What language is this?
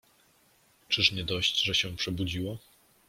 Polish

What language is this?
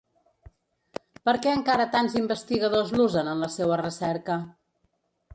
Catalan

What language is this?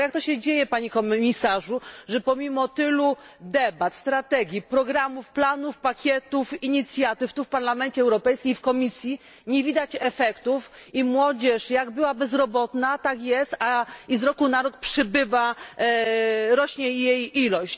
Polish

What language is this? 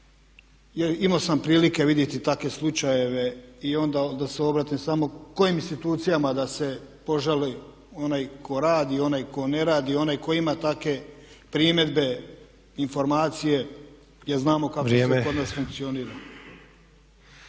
Croatian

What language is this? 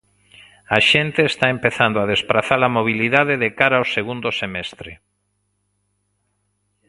Galician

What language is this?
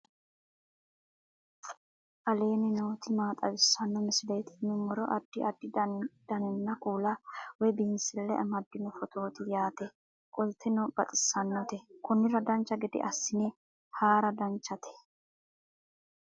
Sidamo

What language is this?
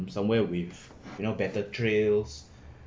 English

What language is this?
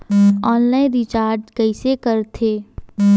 Chhattisgarhi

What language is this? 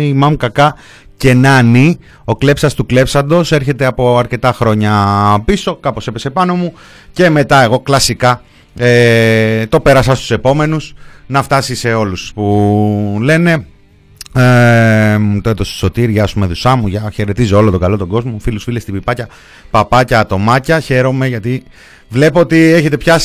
Greek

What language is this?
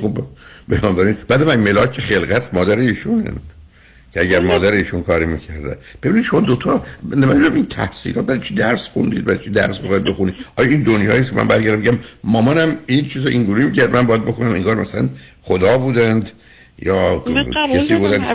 Persian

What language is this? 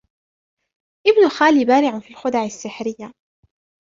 Arabic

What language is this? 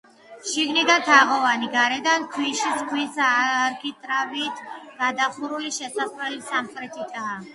Georgian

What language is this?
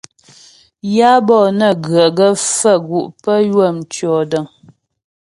Ghomala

